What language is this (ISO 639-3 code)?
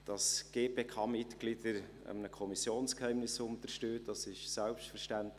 gsw